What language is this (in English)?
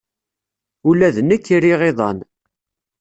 Kabyle